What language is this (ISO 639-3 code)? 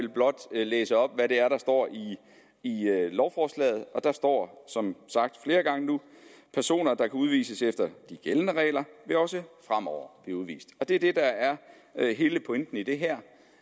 dan